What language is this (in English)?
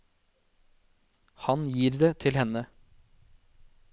Norwegian